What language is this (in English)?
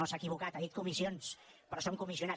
Catalan